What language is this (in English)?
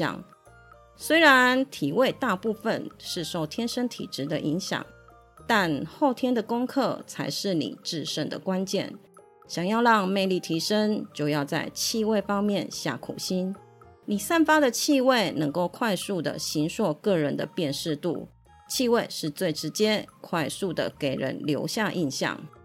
Chinese